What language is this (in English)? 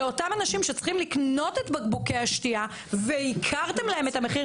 Hebrew